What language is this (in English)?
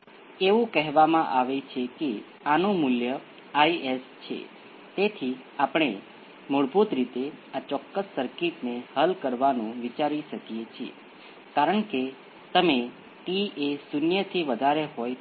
Gujarati